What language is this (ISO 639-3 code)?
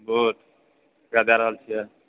mai